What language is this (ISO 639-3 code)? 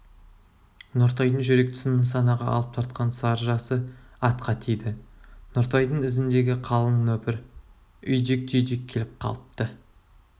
kaz